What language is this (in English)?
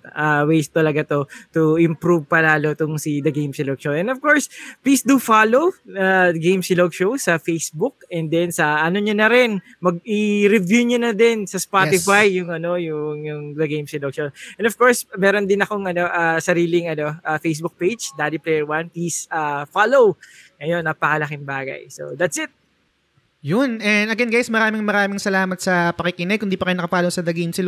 Filipino